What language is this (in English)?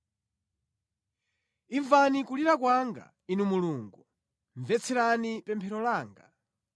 Nyanja